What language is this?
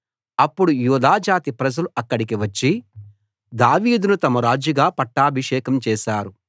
Telugu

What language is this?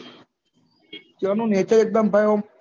Gujarati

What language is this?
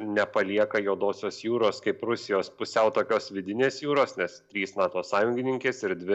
Lithuanian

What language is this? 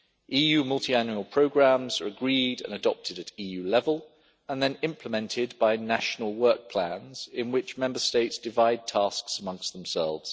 English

